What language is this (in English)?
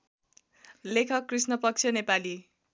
Nepali